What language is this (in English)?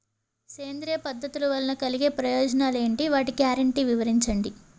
Telugu